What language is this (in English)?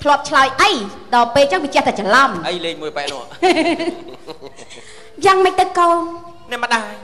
Vietnamese